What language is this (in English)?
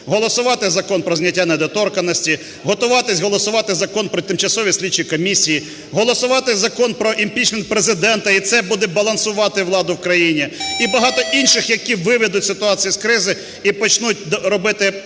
Ukrainian